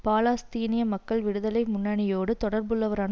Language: Tamil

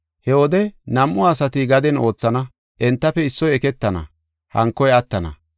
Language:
Gofa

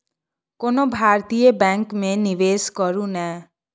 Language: Maithili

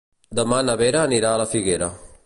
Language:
Catalan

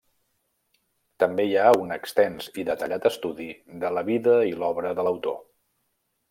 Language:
Catalan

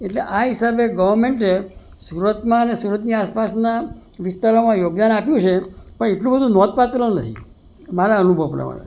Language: Gujarati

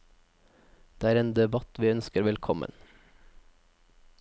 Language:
Norwegian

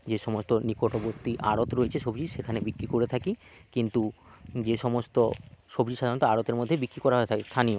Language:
Bangla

